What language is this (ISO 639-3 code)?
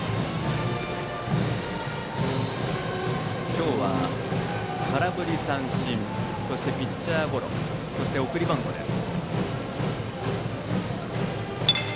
jpn